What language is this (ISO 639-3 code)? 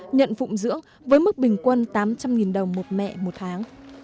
vie